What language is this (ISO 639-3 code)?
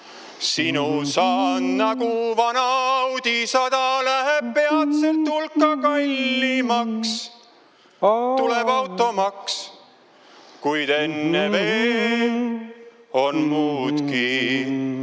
est